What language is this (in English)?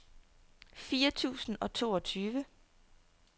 Danish